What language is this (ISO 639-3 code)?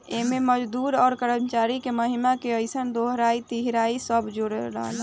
bho